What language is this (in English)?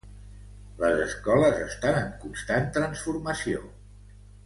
Catalan